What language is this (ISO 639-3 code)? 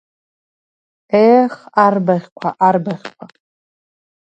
abk